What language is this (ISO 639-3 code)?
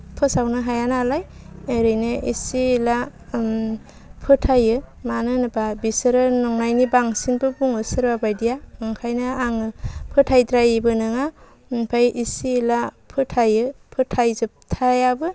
brx